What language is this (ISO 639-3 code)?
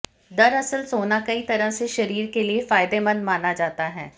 hin